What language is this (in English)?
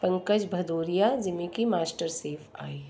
Sindhi